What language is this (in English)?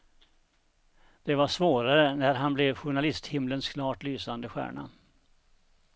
Swedish